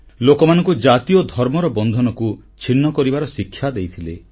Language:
Odia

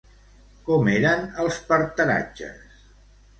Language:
Catalan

